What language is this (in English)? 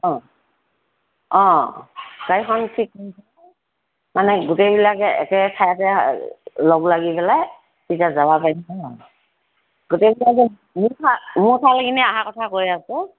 Assamese